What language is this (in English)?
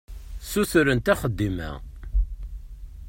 Kabyle